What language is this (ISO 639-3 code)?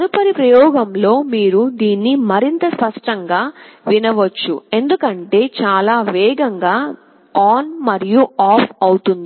tel